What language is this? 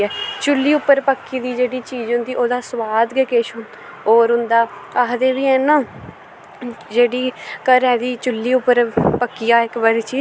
Dogri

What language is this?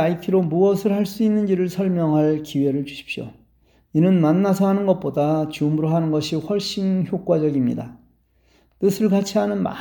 Korean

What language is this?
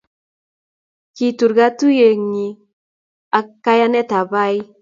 Kalenjin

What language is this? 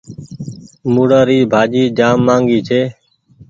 Goaria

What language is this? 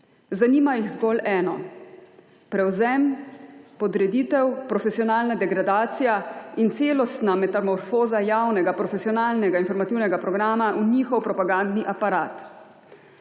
Slovenian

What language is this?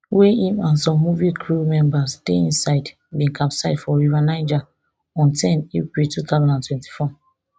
Nigerian Pidgin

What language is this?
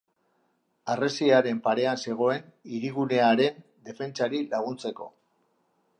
Basque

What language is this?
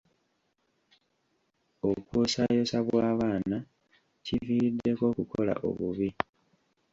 Ganda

